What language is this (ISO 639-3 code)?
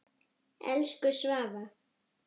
isl